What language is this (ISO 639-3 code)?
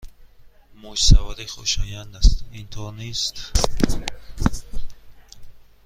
fas